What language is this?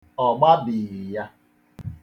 Igbo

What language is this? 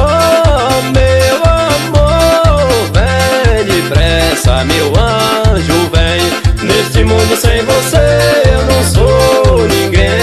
Portuguese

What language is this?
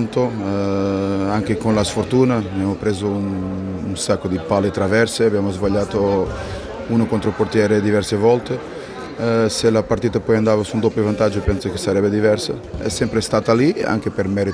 Italian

